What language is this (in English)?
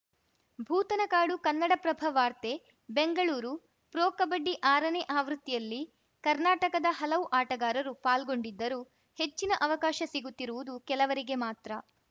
Kannada